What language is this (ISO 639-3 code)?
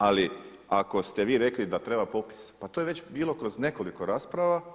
hrv